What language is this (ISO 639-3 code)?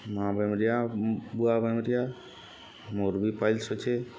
ori